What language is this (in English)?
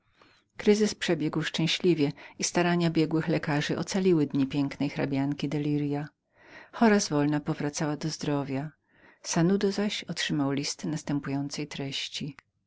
Polish